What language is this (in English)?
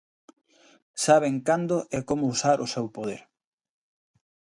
Galician